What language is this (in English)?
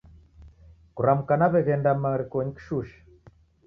Taita